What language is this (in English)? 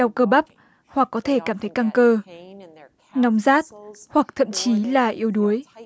Vietnamese